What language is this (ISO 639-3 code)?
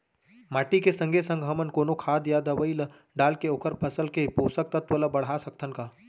hne